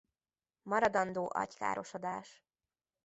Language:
Hungarian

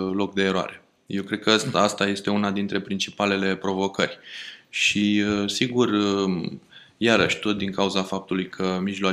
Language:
Romanian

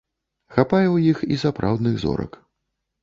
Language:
Belarusian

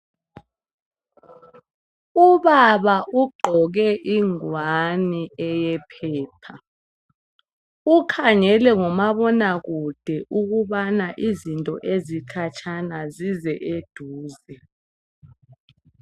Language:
North Ndebele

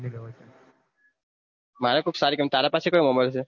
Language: Gujarati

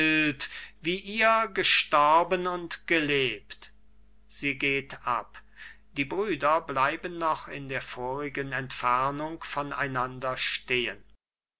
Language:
German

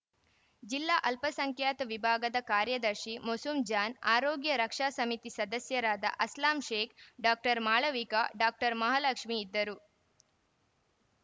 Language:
Kannada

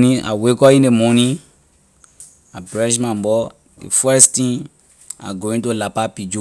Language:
Liberian English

